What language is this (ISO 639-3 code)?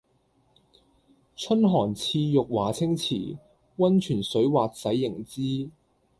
yue